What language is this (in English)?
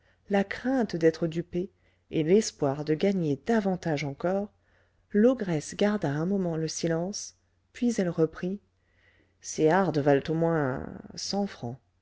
French